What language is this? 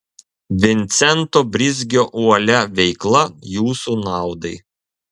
Lithuanian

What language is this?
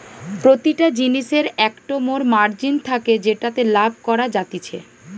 Bangla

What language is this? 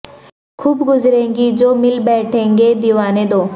Urdu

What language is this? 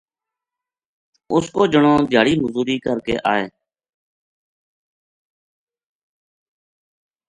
Gujari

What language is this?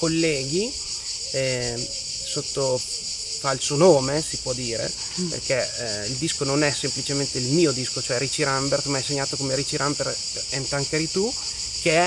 Italian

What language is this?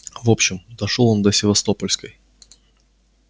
Russian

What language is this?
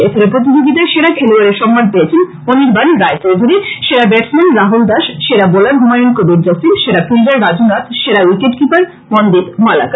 Bangla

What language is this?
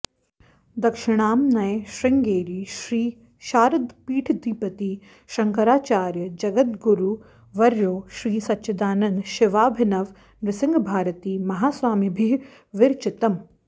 Sanskrit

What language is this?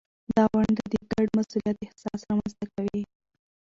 Pashto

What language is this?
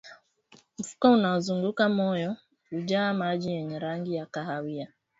Swahili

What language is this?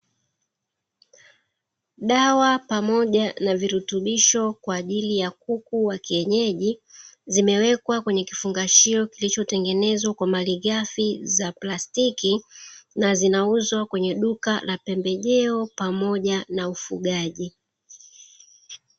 Swahili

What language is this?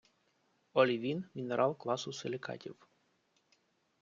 Ukrainian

